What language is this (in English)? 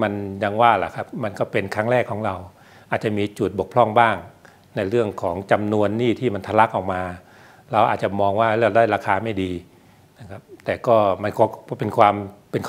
Thai